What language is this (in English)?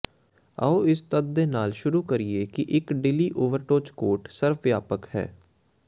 Punjabi